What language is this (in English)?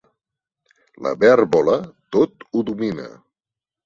Catalan